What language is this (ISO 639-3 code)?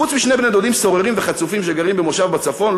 heb